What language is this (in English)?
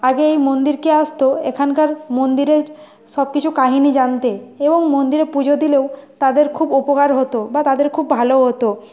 Bangla